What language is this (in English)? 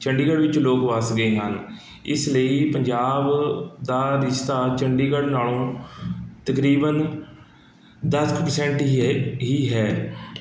Punjabi